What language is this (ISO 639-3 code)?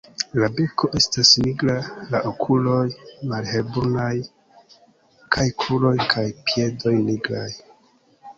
epo